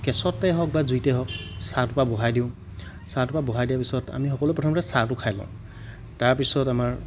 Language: Assamese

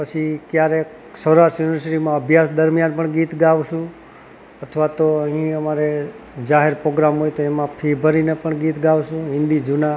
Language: Gujarati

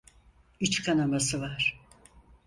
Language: Turkish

